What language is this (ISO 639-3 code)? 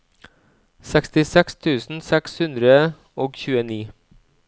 nor